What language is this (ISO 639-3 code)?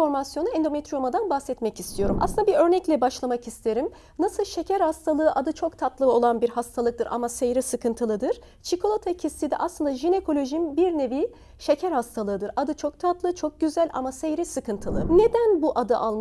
tur